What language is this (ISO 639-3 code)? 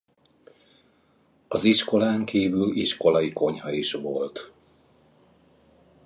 hun